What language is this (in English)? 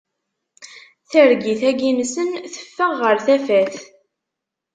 Kabyle